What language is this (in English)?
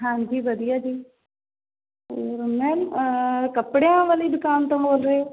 Punjabi